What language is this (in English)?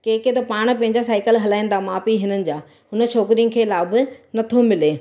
Sindhi